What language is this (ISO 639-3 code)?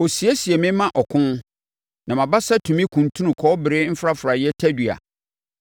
aka